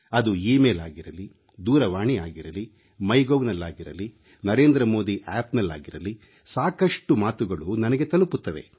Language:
Kannada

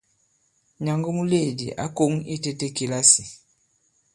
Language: Bankon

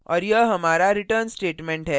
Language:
Hindi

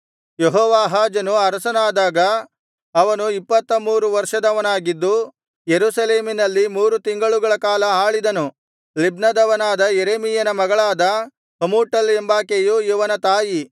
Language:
Kannada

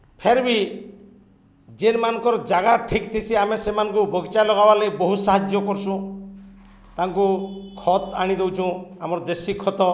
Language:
Odia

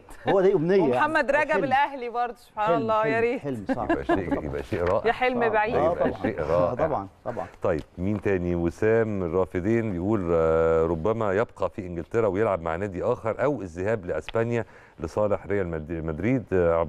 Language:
Arabic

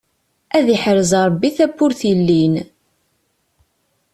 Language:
Kabyle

